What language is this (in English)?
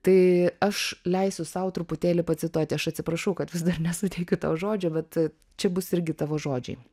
Lithuanian